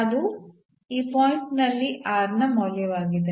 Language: Kannada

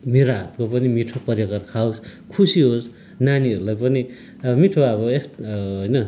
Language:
Nepali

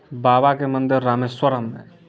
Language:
Maithili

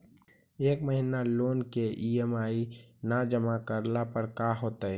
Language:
Magahi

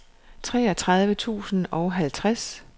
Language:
Danish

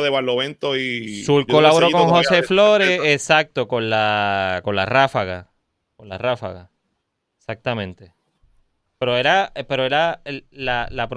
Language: Spanish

